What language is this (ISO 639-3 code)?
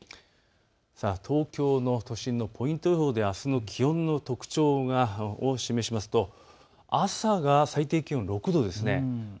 jpn